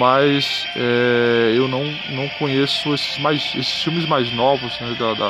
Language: Portuguese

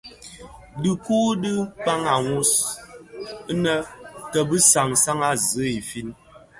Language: Bafia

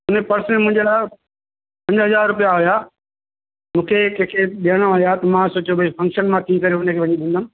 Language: Sindhi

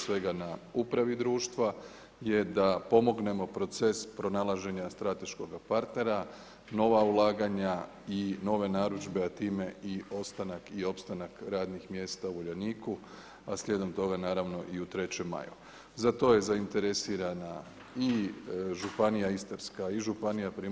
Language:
Croatian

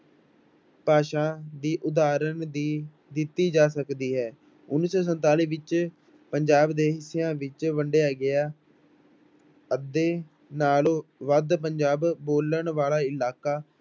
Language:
Punjabi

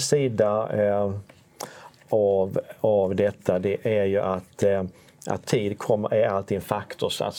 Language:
Swedish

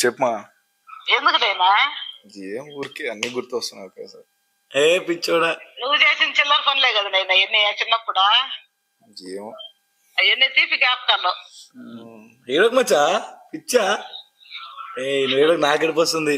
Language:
Telugu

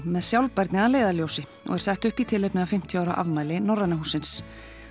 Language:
Icelandic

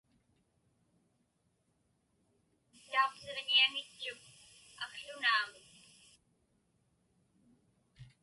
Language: Inupiaq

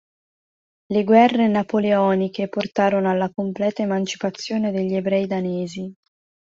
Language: Italian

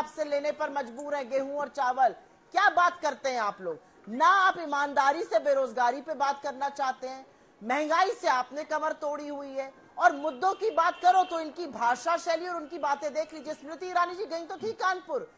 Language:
Hindi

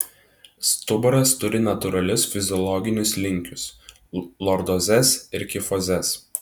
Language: Lithuanian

